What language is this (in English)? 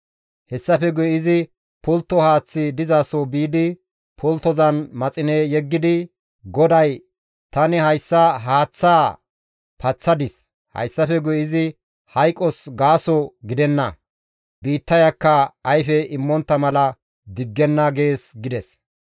Gamo